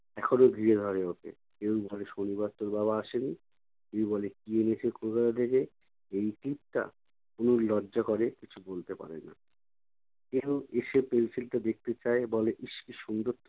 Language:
Bangla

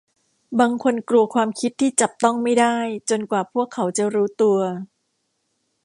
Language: Thai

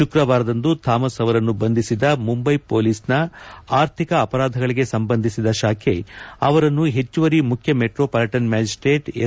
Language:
Kannada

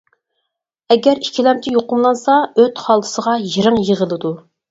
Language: Uyghur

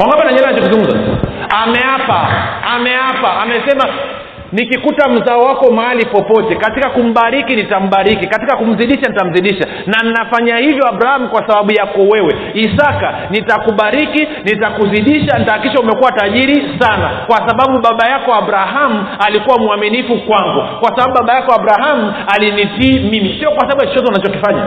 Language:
Swahili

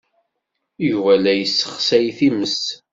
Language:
Kabyle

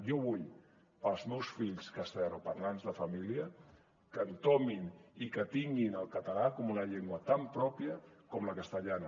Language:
Catalan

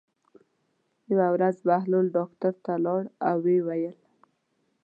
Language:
Pashto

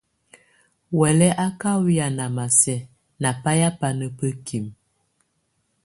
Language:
Tunen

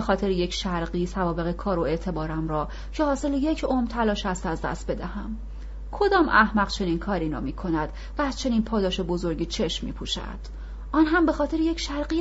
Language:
Persian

